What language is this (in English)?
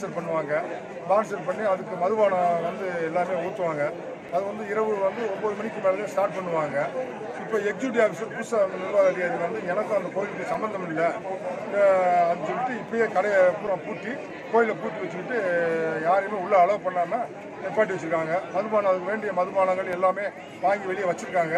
Korean